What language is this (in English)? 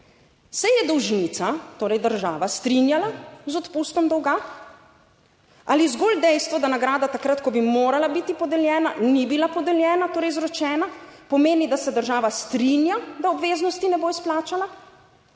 Slovenian